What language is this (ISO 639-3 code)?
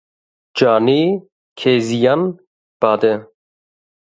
kur